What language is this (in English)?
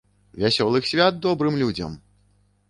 Belarusian